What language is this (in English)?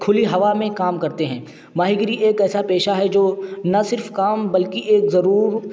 Urdu